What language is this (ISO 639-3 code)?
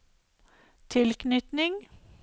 nor